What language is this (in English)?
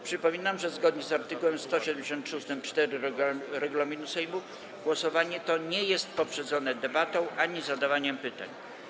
Polish